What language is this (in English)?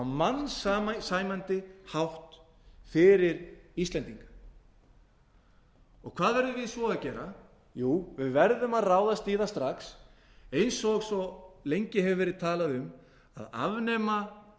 Icelandic